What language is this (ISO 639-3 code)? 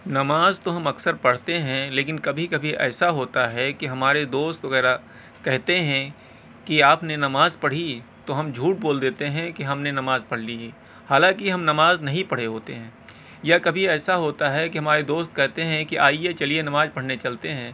urd